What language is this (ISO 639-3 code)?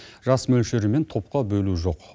kaz